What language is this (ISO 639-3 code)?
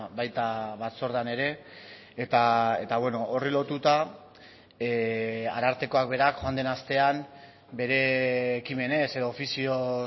eus